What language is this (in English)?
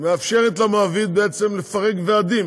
Hebrew